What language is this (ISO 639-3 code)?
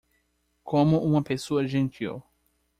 por